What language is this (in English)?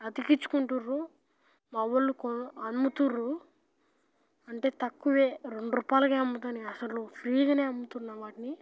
Telugu